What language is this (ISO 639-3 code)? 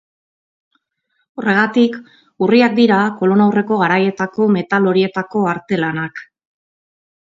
eus